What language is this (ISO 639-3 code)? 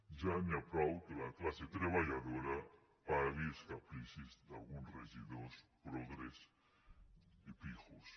cat